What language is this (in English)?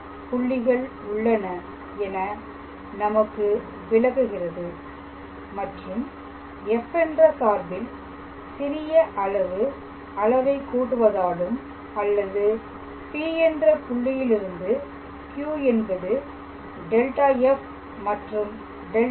Tamil